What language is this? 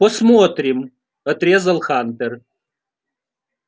Russian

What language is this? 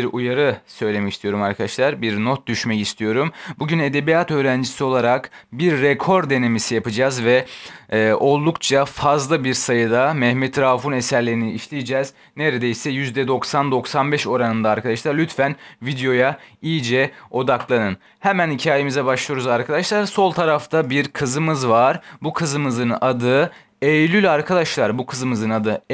Turkish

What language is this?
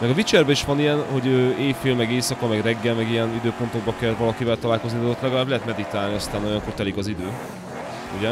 Hungarian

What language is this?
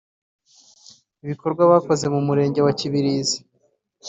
Kinyarwanda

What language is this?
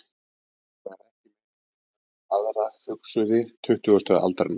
Icelandic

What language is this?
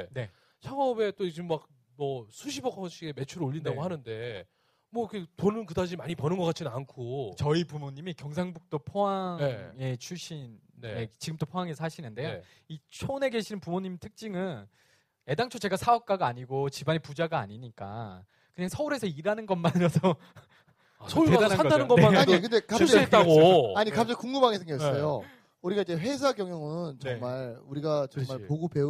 Korean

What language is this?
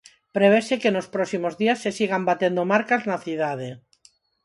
Galician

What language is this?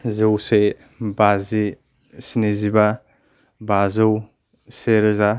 Bodo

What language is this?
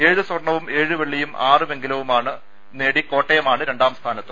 Malayalam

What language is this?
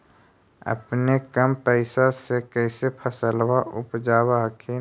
Magahi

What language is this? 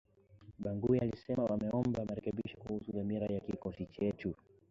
Swahili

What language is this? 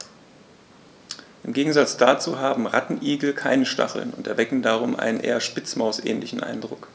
German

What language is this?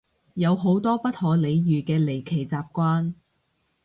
Cantonese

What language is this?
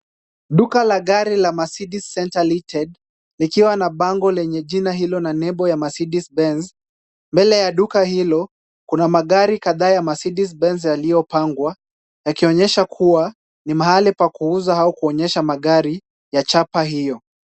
Swahili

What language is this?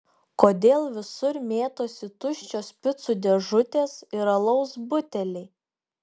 Lithuanian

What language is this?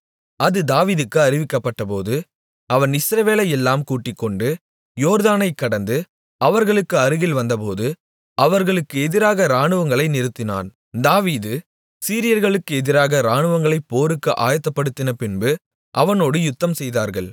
Tamil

